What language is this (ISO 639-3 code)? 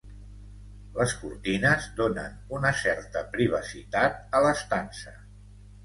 cat